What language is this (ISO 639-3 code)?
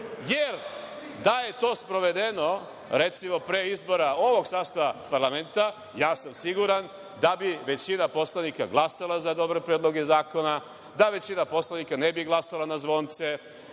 srp